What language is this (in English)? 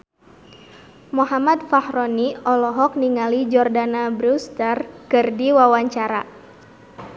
Sundanese